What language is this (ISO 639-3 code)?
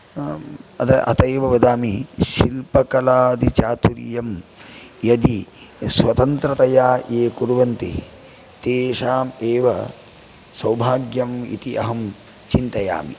san